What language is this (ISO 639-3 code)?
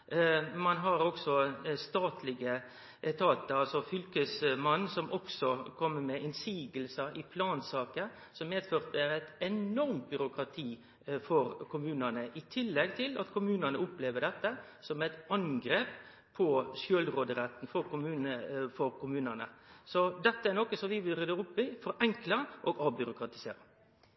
nno